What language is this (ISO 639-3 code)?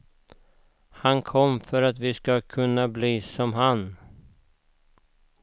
swe